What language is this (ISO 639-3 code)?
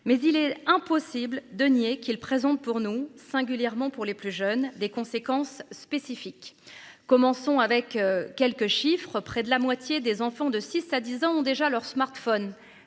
fra